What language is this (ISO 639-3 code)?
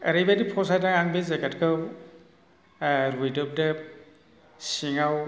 brx